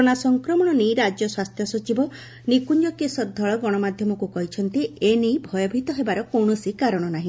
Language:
Odia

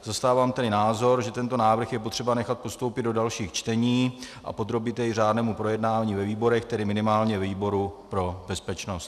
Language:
Czech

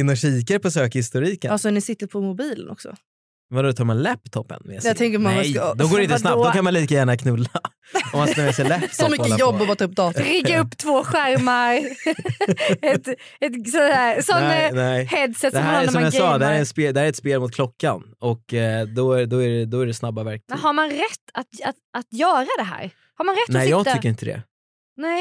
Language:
Swedish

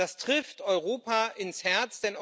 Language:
German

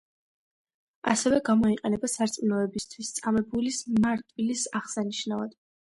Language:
Georgian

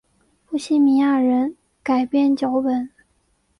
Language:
Chinese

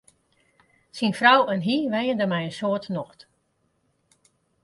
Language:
Western Frisian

